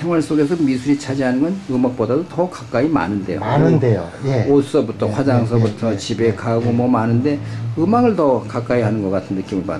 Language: Korean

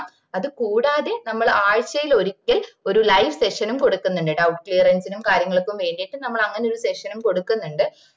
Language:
Malayalam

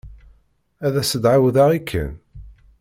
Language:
Kabyle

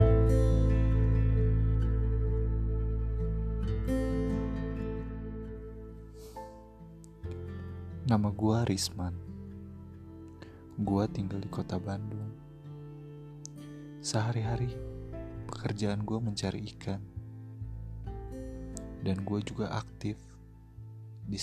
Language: Indonesian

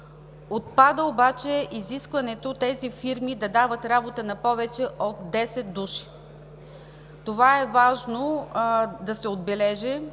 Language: Bulgarian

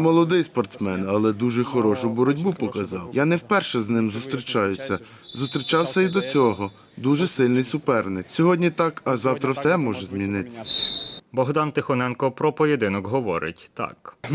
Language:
Ukrainian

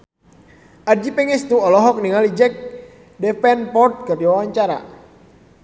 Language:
Sundanese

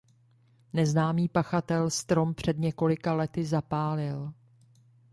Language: Czech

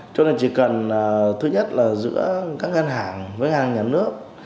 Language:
Vietnamese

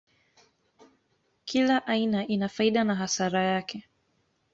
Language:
Swahili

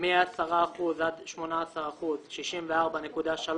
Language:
Hebrew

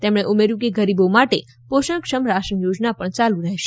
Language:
Gujarati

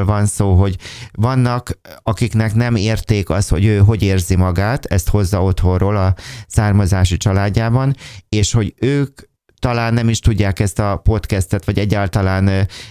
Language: Hungarian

